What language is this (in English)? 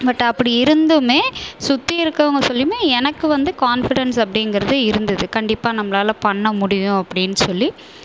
Tamil